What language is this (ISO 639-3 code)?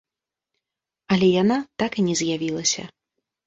bel